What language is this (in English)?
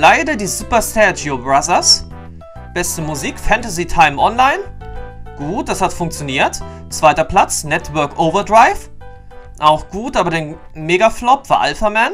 German